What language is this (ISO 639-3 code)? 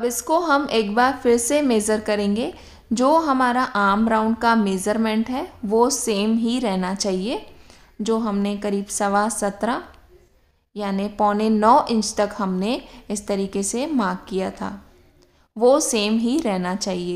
hin